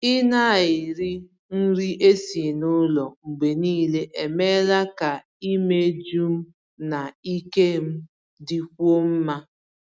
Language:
Igbo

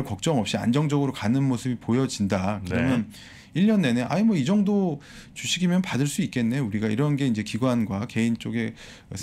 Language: Korean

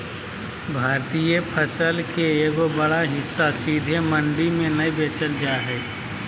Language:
Magahi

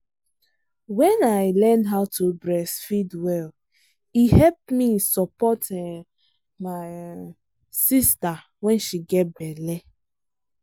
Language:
Nigerian Pidgin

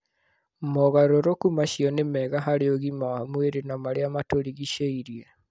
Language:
Kikuyu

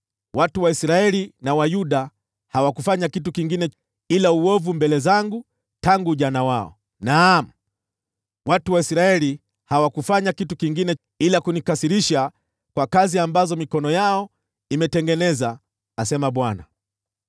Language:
Swahili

